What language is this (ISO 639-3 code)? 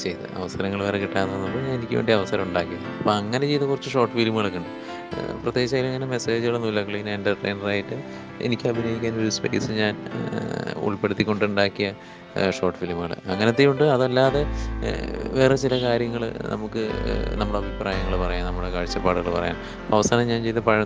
mal